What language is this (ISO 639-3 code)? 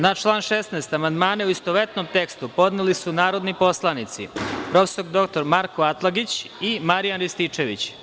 srp